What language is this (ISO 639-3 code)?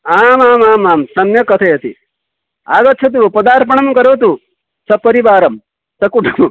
san